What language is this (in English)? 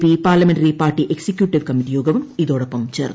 Malayalam